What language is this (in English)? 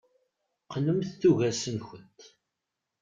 Kabyle